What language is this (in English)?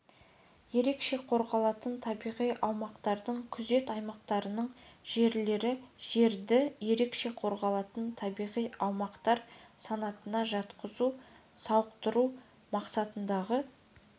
Kazakh